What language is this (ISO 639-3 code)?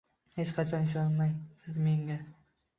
uzb